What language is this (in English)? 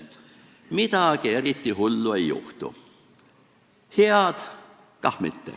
Estonian